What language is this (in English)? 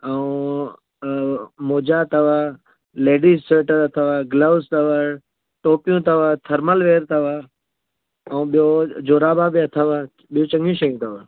Sindhi